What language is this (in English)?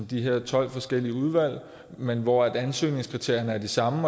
Danish